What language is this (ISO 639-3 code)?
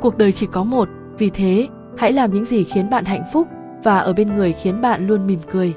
vie